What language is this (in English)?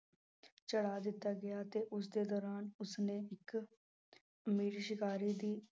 Punjabi